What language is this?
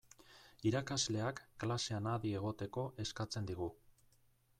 Basque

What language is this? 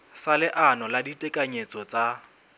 Southern Sotho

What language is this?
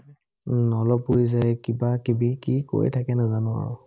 Assamese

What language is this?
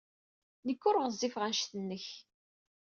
Kabyle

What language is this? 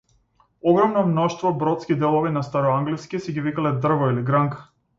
Macedonian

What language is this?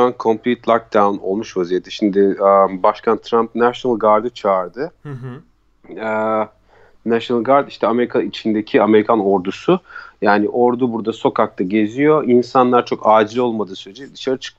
Turkish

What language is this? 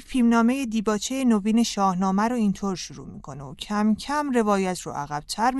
Persian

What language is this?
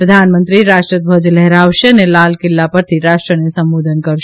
Gujarati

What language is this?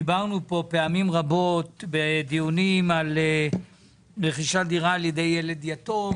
Hebrew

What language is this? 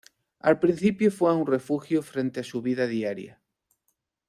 Spanish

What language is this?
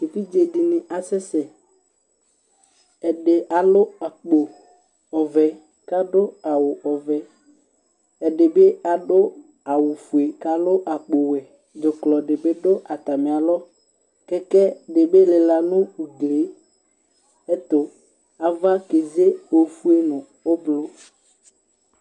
Ikposo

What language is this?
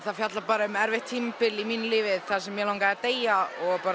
Icelandic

